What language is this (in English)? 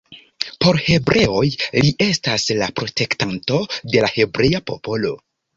Esperanto